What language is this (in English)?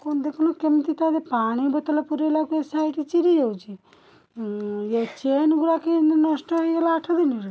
Odia